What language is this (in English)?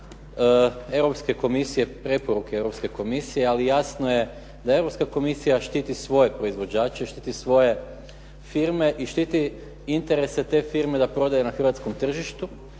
Croatian